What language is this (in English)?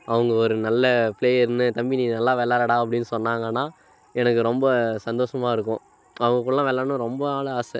Tamil